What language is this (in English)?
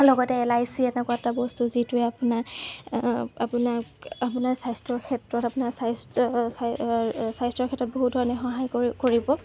Assamese